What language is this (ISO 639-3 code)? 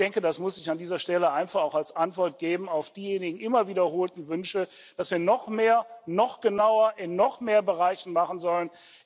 deu